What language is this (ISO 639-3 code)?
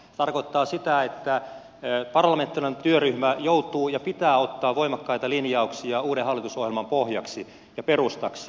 fin